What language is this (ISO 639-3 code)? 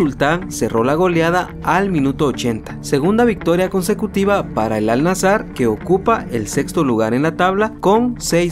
spa